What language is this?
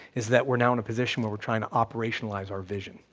English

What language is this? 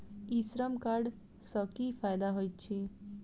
Maithili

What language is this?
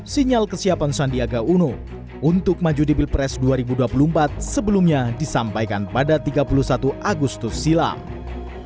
Indonesian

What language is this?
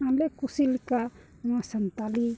Santali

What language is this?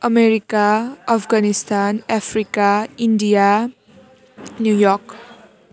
Nepali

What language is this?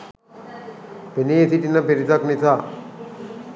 Sinhala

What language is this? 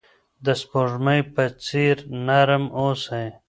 Pashto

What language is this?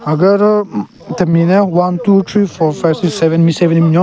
Southern Rengma Naga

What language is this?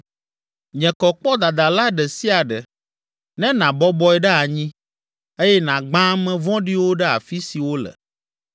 Ewe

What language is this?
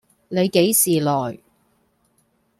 Cantonese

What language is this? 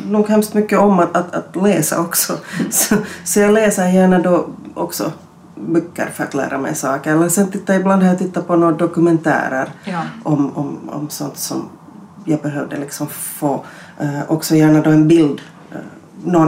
Swedish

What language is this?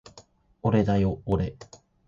Japanese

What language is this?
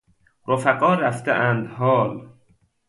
Persian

